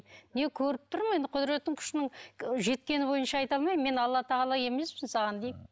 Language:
Kazakh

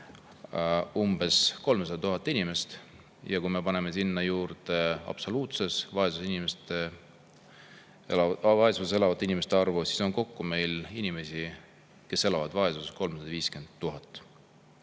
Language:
Estonian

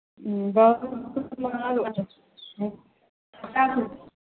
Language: Maithili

